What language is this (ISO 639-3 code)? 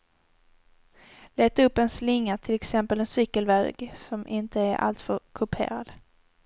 swe